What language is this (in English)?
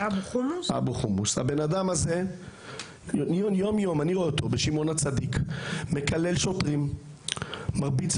Hebrew